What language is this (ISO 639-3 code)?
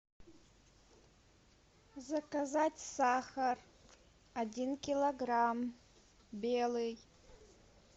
rus